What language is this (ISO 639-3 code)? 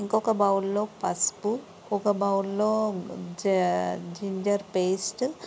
tel